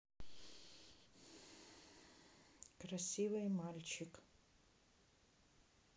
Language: Russian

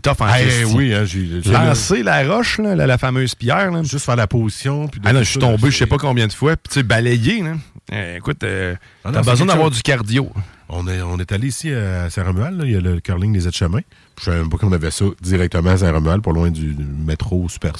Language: French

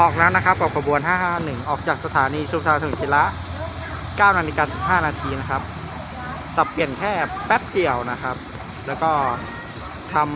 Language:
Thai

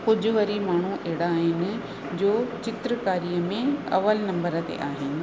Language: Sindhi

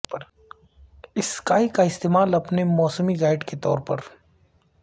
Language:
Urdu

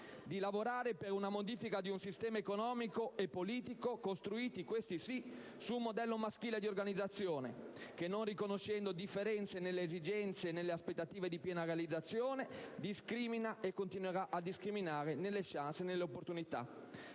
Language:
Italian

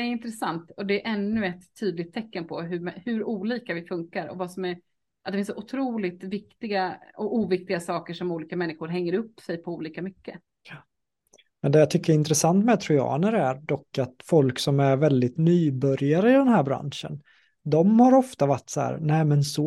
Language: Swedish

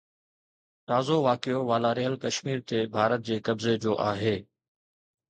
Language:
Sindhi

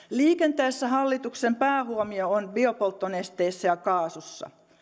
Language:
Finnish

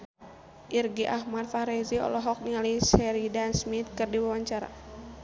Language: Sundanese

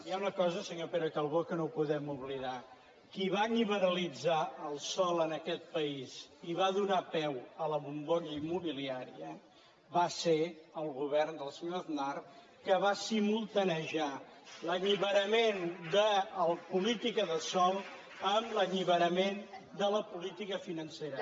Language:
Catalan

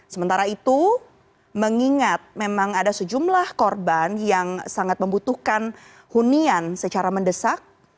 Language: Indonesian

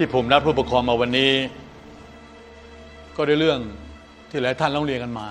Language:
Thai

